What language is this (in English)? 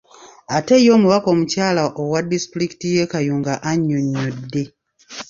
Ganda